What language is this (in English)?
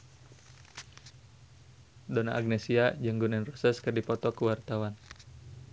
Sundanese